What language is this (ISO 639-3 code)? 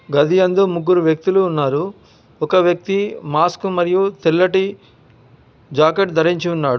tel